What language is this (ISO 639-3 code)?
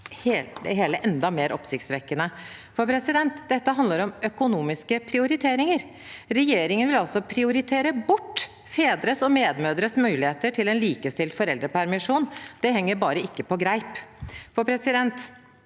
nor